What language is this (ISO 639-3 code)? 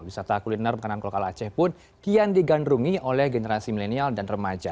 ind